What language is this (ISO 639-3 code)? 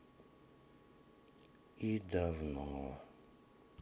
rus